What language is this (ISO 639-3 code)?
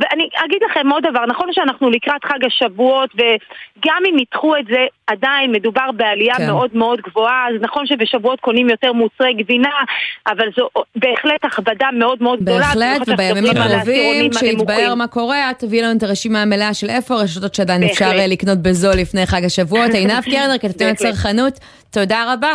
heb